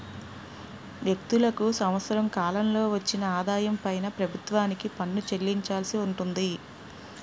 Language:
Telugu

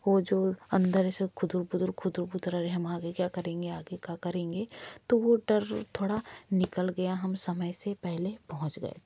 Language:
Hindi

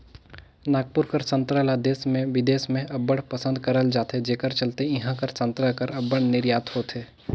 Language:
Chhattisgarhi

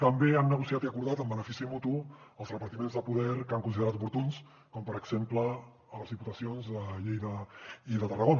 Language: Catalan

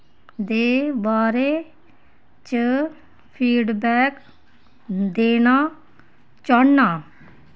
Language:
Dogri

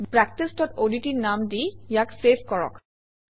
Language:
Assamese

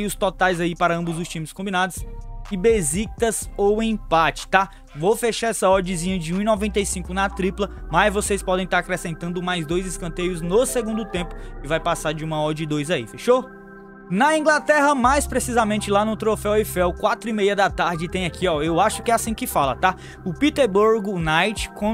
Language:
Portuguese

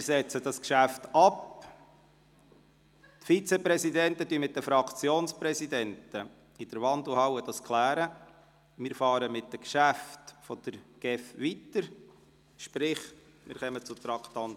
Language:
Swiss German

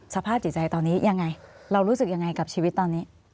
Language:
Thai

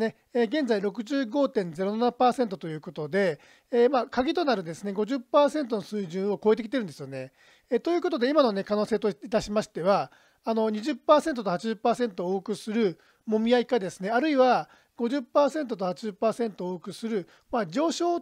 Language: Japanese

